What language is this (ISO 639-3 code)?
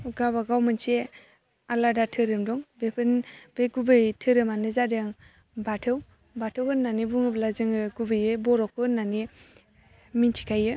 brx